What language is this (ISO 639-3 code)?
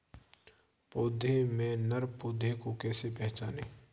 hin